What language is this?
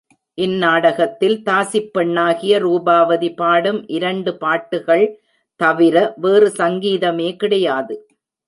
Tamil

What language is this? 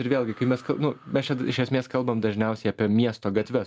Lithuanian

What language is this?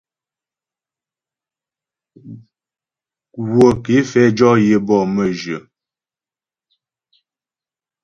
Ghomala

